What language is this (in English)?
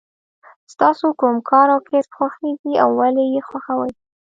Pashto